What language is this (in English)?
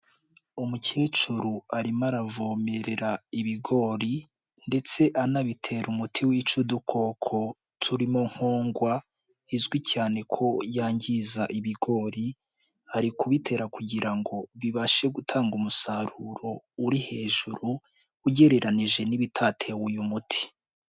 Kinyarwanda